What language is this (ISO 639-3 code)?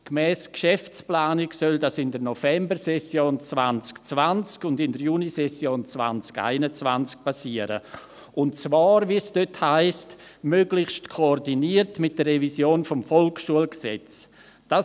gsw